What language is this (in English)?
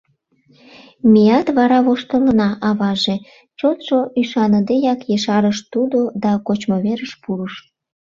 Mari